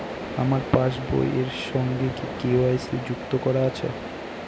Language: Bangla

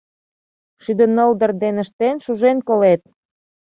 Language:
Mari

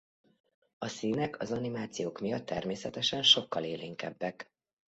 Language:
Hungarian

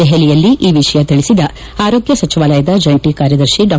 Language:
Kannada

